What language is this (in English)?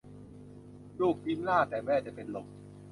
Thai